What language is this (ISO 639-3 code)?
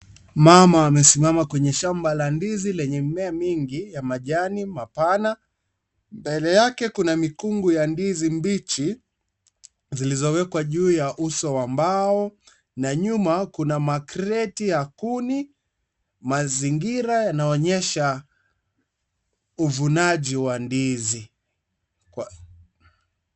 swa